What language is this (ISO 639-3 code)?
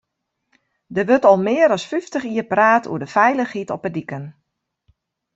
fry